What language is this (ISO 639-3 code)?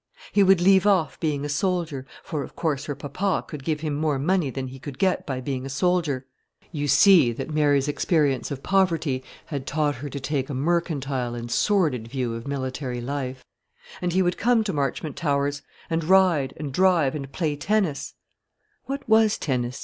eng